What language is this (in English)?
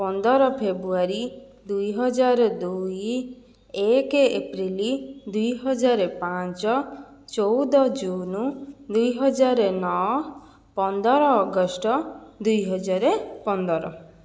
Odia